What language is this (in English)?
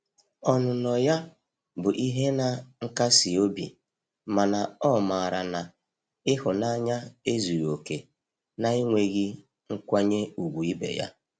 Igbo